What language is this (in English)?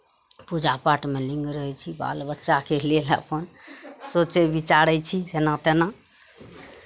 Maithili